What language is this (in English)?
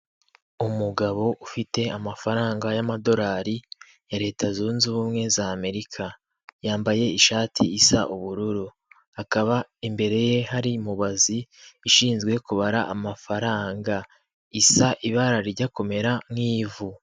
Kinyarwanda